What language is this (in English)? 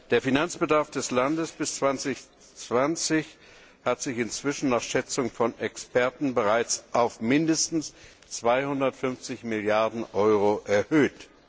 German